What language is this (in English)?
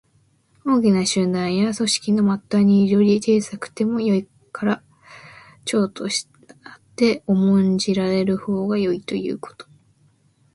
Japanese